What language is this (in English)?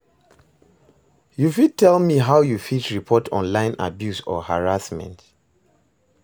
Nigerian Pidgin